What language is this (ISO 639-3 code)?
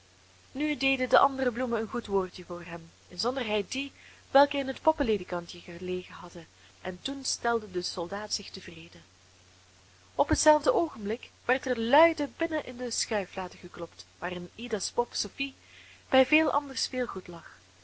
nld